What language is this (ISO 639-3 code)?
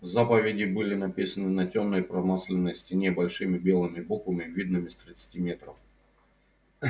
rus